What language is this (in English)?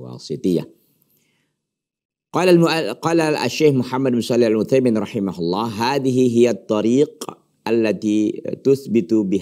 Indonesian